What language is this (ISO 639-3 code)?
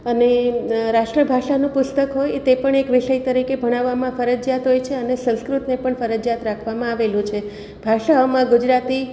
guj